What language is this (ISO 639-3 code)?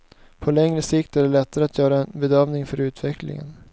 swe